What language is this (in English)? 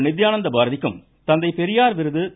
Tamil